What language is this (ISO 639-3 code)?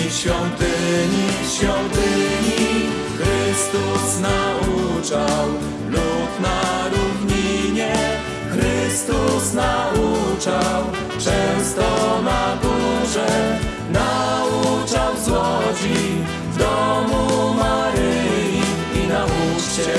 pol